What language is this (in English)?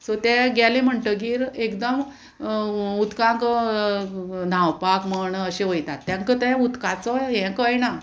Konkani